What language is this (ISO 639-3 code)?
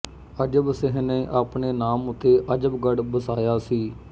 pan